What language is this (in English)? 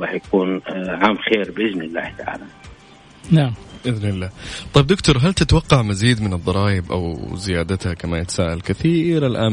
Arabic